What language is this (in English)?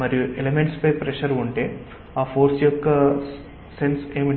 Telugu